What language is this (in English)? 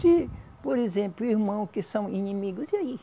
Portuguese